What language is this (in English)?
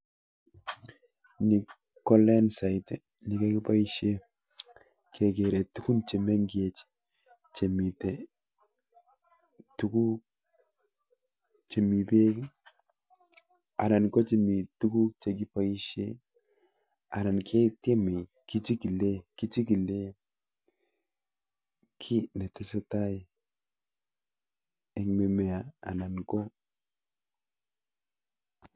Kalenjin